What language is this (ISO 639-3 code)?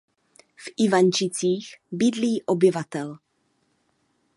ces